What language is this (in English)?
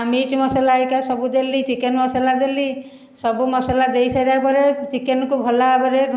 Odia